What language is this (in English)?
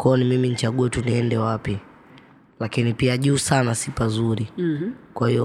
Swahili